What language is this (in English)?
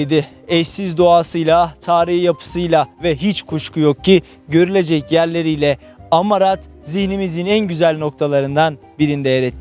Turkish